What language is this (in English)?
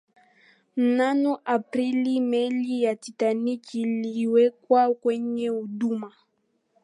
Swahili